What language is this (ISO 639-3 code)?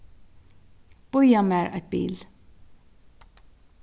fao